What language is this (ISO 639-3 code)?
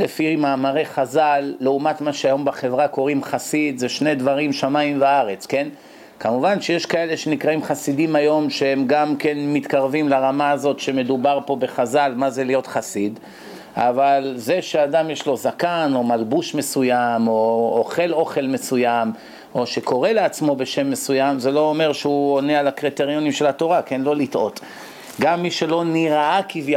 heb